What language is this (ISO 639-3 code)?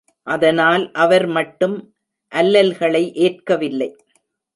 tam